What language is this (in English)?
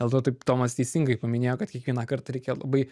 Lithuanian